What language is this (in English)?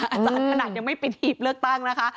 Thai